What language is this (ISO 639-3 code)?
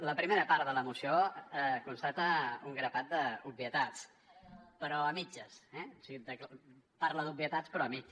cat